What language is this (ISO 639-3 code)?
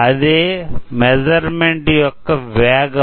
tel